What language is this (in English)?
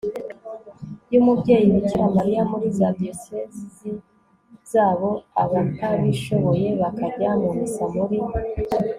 Kinyarwanda